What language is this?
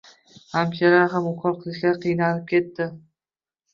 Uzbek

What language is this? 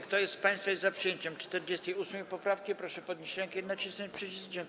Polish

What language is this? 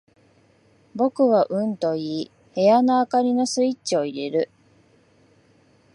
Japanese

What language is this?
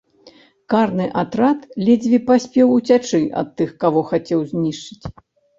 Belarusian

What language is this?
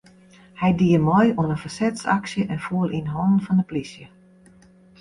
Western Frisian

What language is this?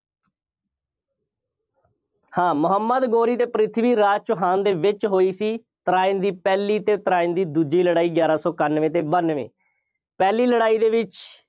Punjabi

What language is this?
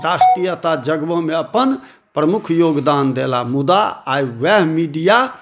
Maithili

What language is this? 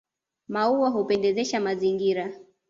Swahili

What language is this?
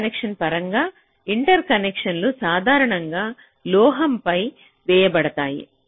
Telugu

